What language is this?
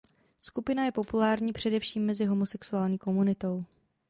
Czech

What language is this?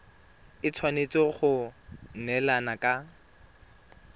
Tswana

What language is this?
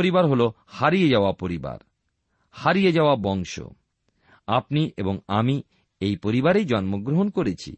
Bangla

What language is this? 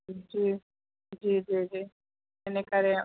Sindhi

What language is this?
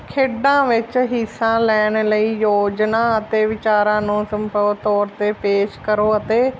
Punjabi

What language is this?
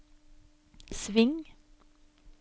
Norwegian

